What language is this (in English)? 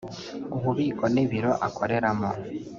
Kinyarwanda